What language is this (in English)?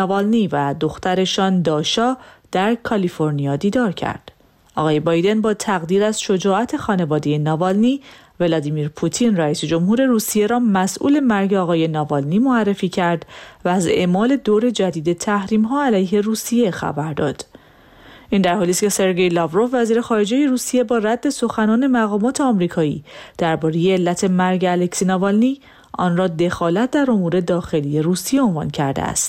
Persian